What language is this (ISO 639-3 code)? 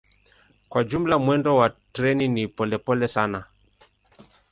swa